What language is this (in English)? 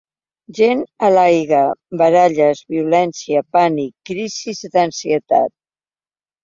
Catalan